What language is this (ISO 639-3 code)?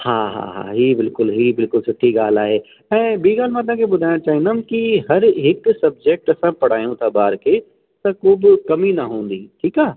snd